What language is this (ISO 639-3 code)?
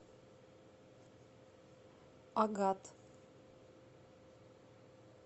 rus